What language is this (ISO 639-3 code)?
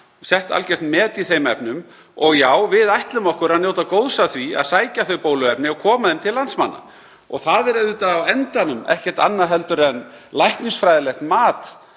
isl